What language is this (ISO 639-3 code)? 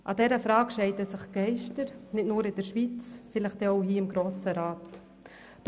gsw